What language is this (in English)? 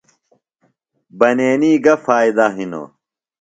Phalura